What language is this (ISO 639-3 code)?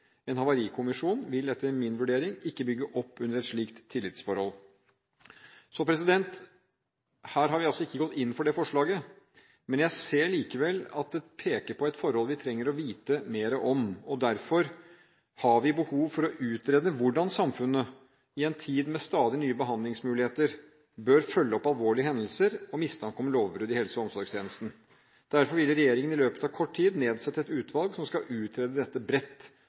nob